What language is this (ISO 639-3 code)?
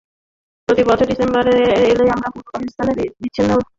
ben